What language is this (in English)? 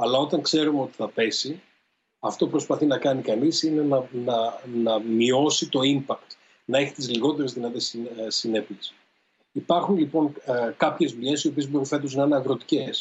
Greek